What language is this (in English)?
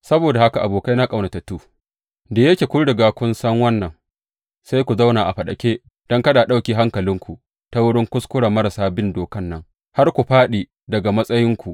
Hausa